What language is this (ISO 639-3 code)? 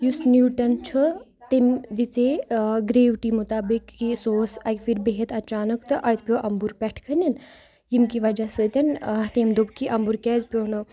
kas